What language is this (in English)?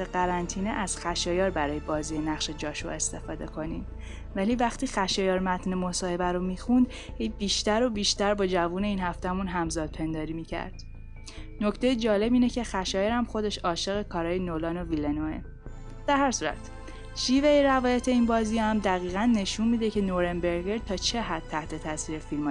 Persian